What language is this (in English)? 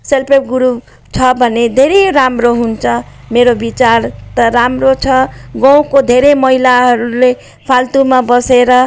Nepali